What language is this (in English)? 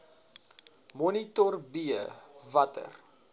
Afrikaans